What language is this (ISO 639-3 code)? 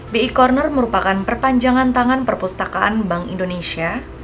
ind